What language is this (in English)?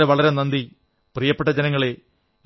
Malayalam